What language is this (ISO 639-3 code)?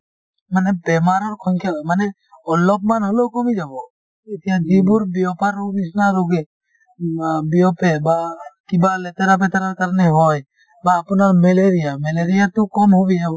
asm